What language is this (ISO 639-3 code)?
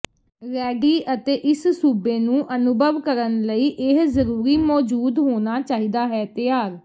pan